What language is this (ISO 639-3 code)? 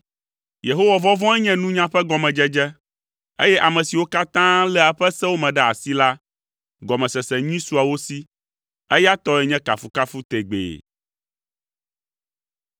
ewe